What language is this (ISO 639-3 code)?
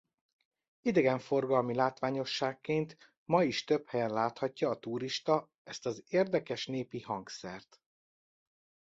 hun